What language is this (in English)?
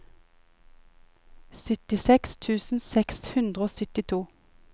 Norwegian